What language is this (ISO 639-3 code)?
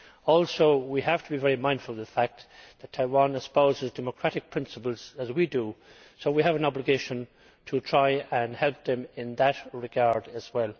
eng